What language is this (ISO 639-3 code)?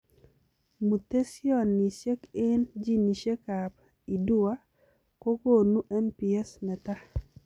kln